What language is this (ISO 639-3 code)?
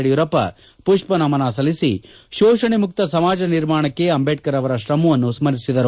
kan